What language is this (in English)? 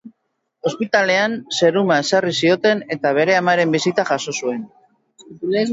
Basque